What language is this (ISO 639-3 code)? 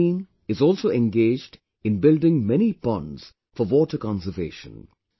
eng